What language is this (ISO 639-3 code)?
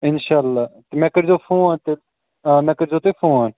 kas